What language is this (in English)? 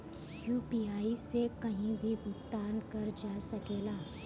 Bhojpuri